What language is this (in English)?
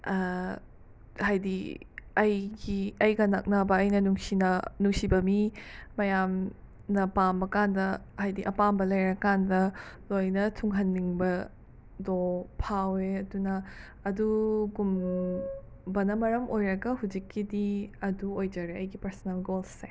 Manipuri